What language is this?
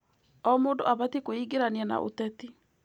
Kikuyu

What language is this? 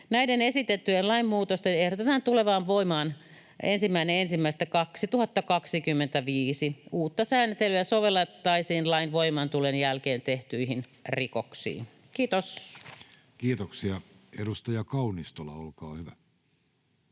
Finnish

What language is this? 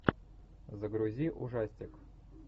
Russian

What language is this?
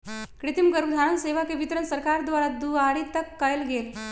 Magahi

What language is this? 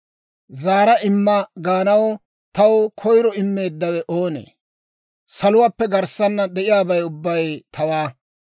Dawro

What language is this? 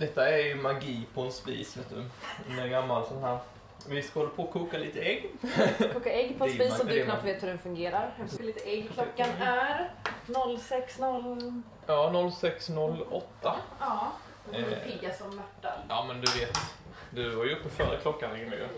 Swedish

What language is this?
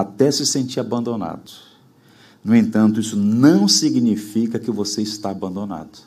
Portuguese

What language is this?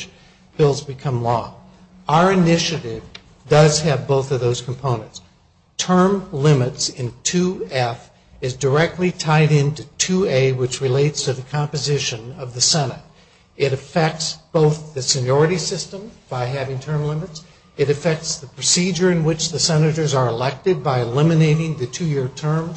English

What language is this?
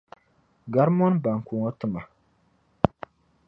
Dagbani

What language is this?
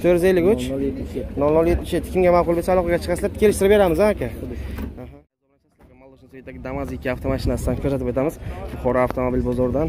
Turkish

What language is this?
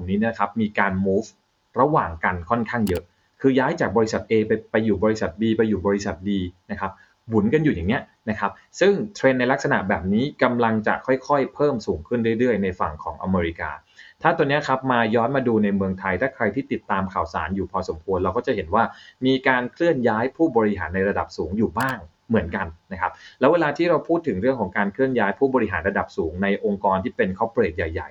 Thai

